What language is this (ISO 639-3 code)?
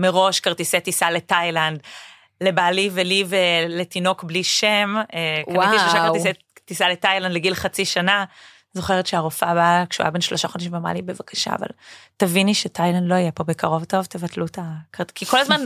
heb